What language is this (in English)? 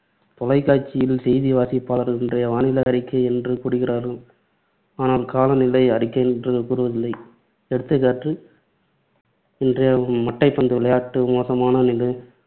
Tamil